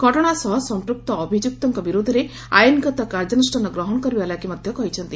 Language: Odia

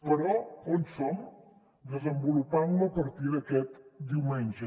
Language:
Catalan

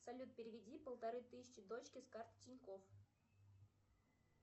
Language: Russian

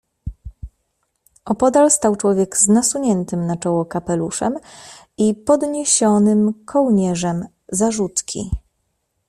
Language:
Polish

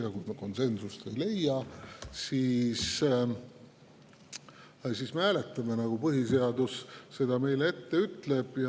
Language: Estonian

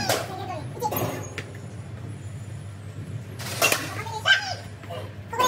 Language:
Japanese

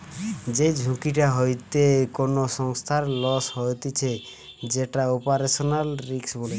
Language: Bangla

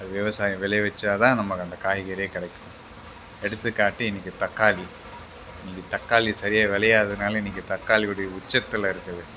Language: Tamil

